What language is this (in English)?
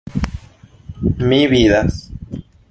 Esperanto